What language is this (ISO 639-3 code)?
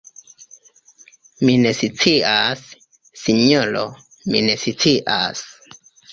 epo